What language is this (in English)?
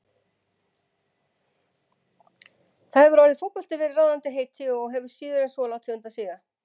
Icelandic